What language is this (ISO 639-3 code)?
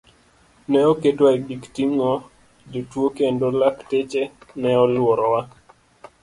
luo